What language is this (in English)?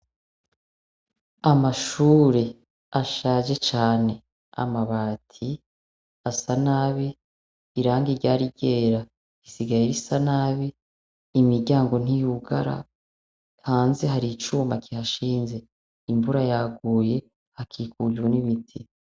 Rundi